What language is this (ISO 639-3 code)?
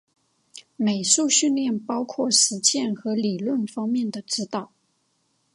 zho